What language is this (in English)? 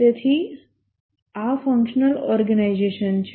Gujarati